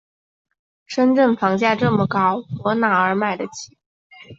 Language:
Chinese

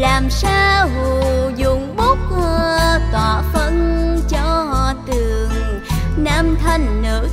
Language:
Vietnamese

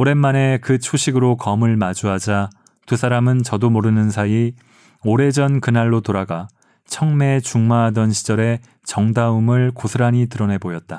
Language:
Korean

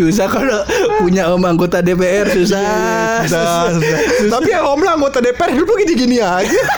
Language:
Indonesian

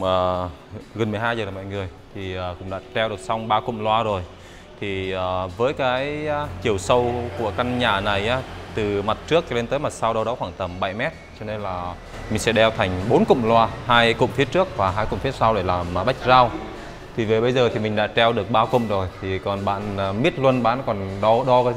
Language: Vietnamese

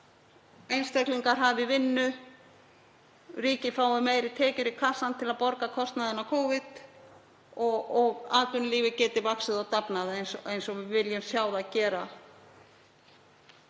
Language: Icelandic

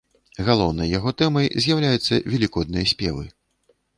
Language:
Belarusian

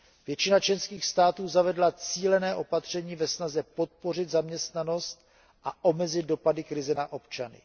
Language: Czech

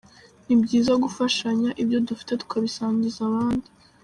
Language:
Kinyarwanda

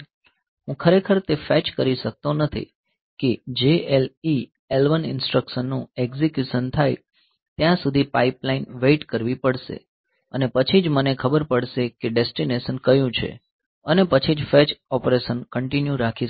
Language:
Gujarati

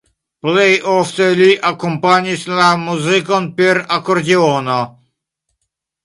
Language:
Esperanto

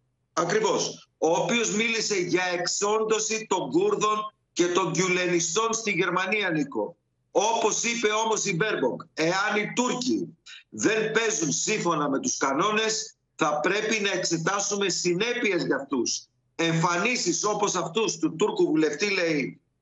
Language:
Greek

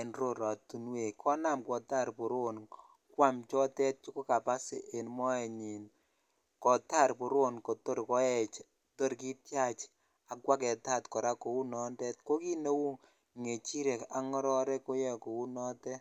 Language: Kalenjin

